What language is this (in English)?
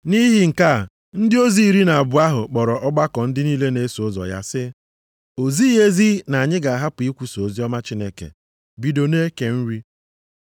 Igbo